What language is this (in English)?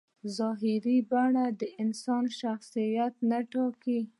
Pashto